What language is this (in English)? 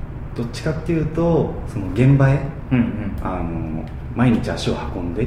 Japanese